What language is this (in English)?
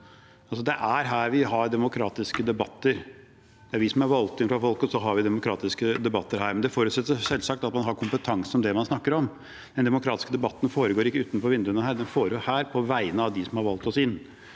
Norwegian